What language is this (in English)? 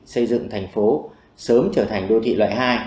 Vietnamese